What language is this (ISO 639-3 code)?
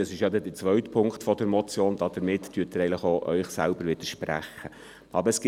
gsw